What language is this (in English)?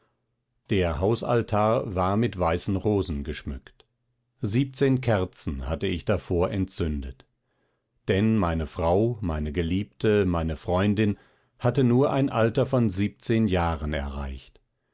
German